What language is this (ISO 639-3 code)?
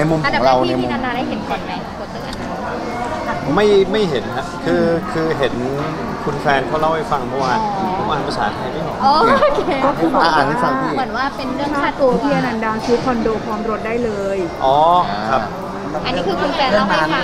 tha